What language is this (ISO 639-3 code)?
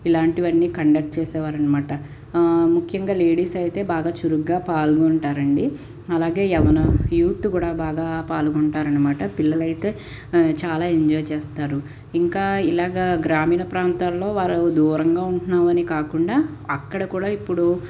tel